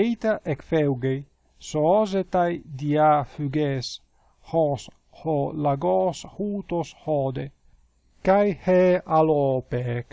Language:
Greek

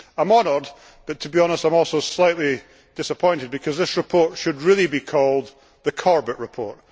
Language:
English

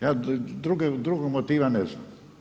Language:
Croatian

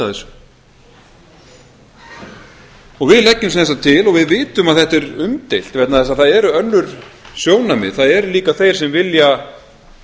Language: Icelandic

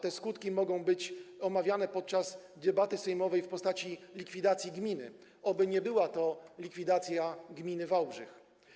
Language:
Polish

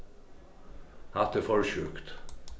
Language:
Faroese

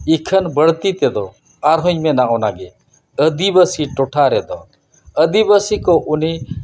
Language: Santali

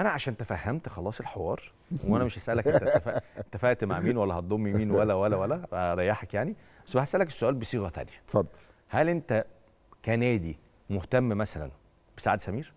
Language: Arabic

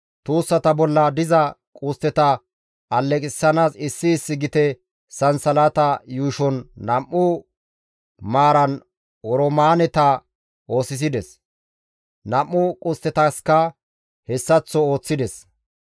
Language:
Gamo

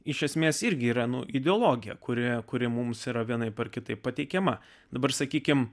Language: Lithuanian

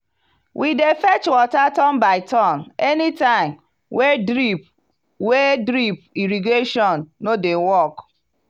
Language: Nigerian Pidgin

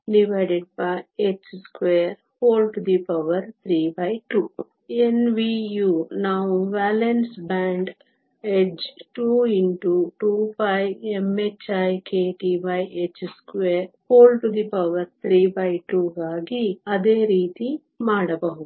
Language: Kannada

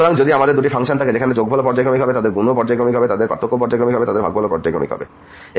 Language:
Bangla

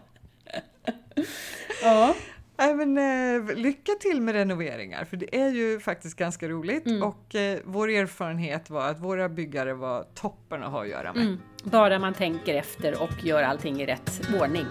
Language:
Swedish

